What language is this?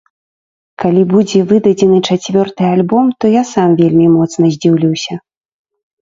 Belarusian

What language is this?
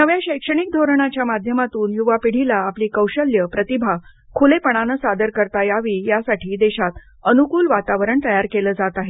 Marathi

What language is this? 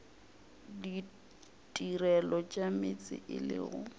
Northern Sotho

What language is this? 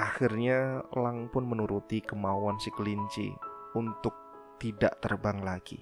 Indonesian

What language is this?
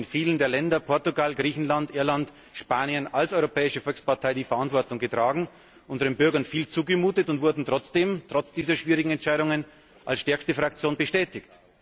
German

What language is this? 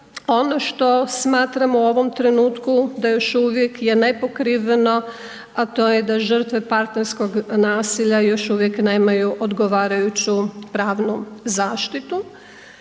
Croatian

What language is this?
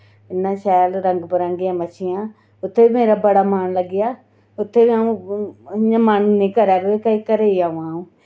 Dogri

